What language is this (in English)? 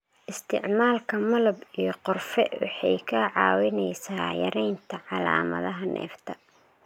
Somali